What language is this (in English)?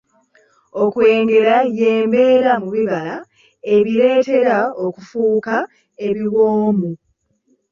Ganda